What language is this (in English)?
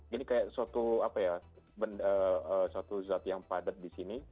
Indonesian